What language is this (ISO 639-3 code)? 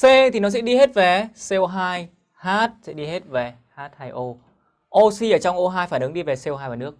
vie